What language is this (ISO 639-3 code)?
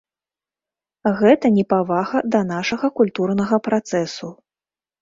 bel